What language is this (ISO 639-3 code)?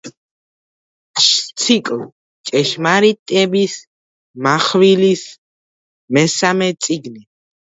kat